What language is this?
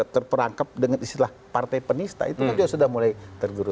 Indonesian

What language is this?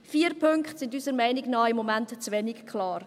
Swiss German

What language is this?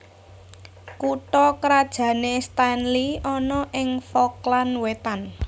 Javanese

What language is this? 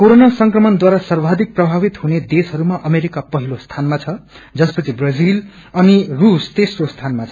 Nepali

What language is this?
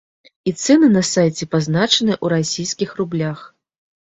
Belarusian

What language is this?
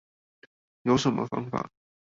Chinese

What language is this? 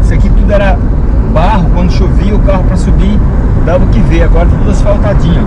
Portuguese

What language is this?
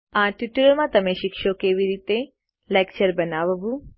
Gujarati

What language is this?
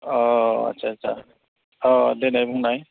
Bodo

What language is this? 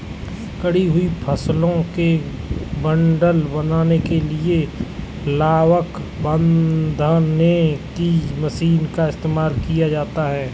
Hindi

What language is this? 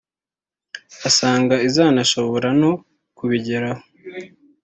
Kinyarwanda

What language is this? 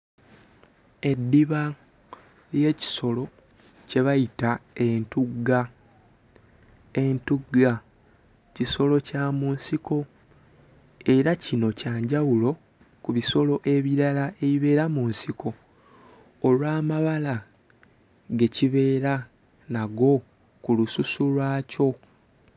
Ganda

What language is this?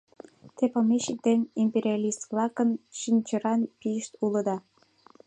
Mari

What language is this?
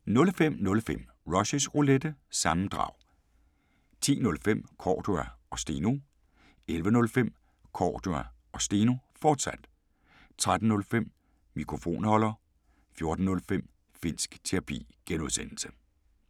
Danish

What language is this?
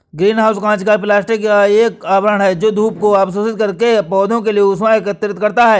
Hindi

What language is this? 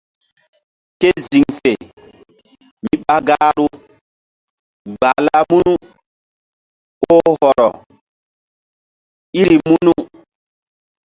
Mbum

